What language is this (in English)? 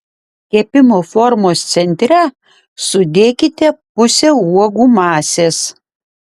Lithuanian